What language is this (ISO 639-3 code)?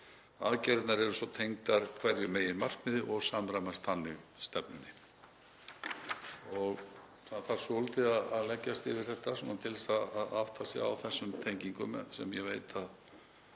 isl